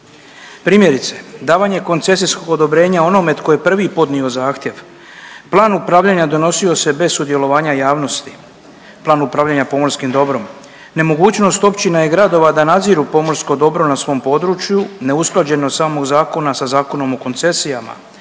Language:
Croatian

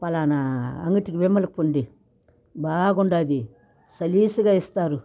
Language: Telugu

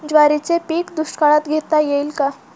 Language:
Marathi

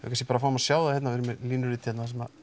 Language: Icelandic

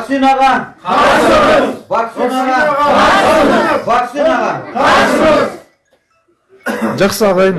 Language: Kazakh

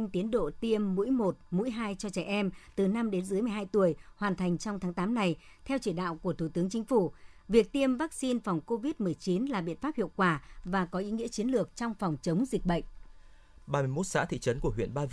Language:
Vietnamese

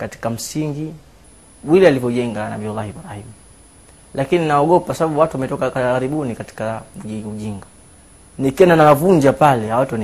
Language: Swahili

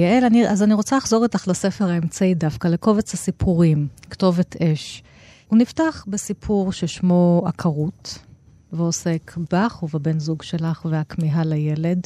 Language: Hebrew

